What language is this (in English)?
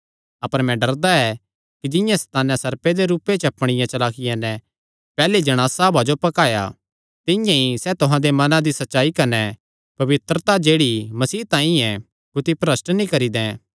Kangri